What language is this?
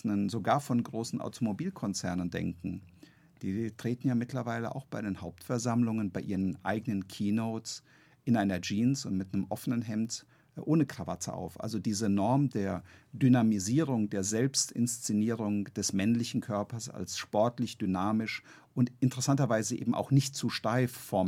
German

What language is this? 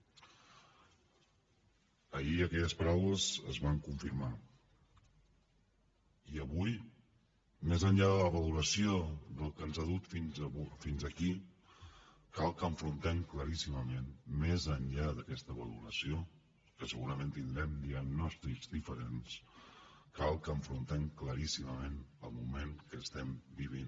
Catalan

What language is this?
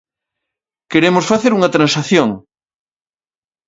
Galician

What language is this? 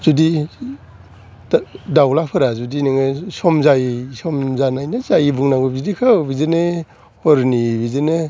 Bodo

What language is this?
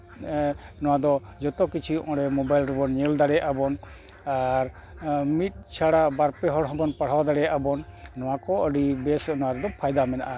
Santali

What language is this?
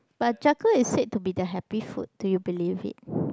English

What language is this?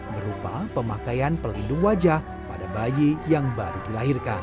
Indonesian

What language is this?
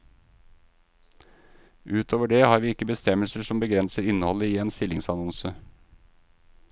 Norwegian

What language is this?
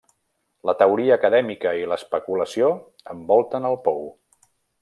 Catalan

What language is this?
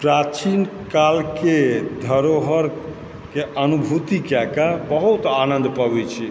Maithili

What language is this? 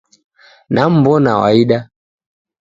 Taita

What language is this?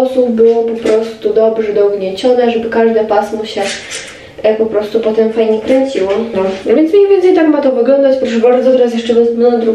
Polish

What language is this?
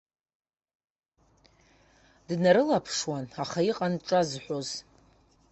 Abkhazian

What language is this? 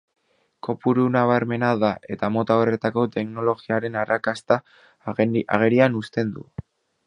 Basque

